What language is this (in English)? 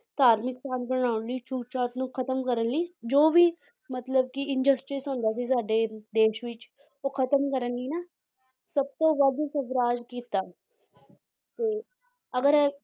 Punjabi